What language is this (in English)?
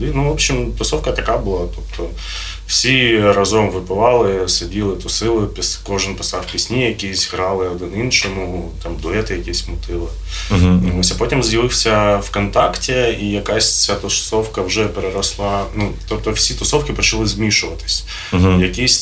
Ukrainian